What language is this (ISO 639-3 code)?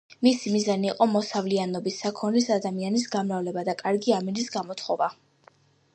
kat